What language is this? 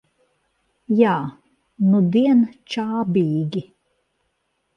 Latvian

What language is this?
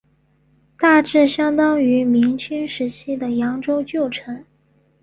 Chinese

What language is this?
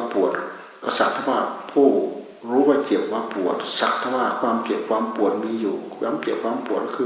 Thai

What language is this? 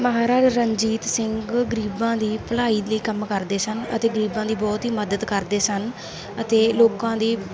Punjabi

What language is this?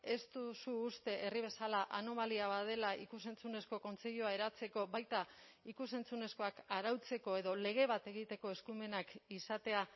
Basque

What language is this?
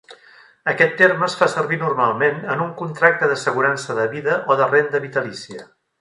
Catalan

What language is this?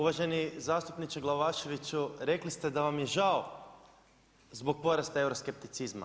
Croatian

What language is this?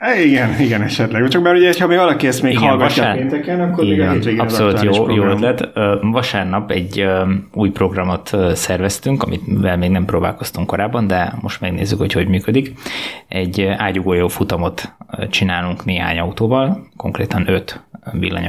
Hungarian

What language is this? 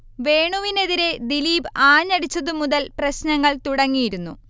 Malayalam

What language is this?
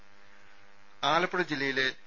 Malayalam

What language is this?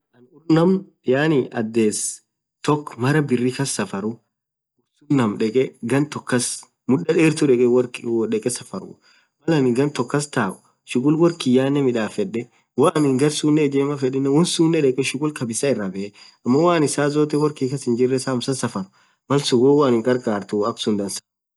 Orma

